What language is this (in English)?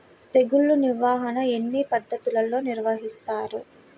Telugu